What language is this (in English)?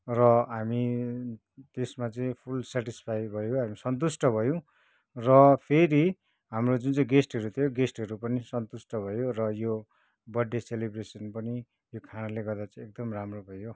Nepali